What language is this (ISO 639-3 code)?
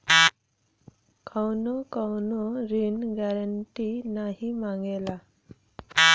bho